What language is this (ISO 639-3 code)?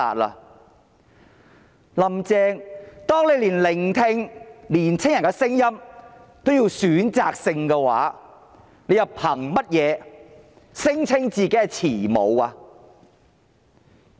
yue